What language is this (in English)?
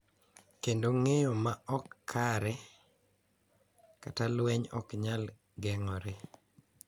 Luo (Kenya and Tanzania)